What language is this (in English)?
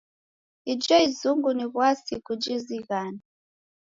Taita